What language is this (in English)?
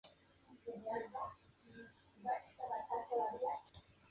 Spanish